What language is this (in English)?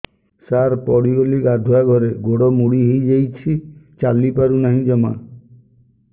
Odia